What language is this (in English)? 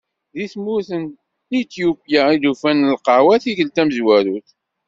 Kabyle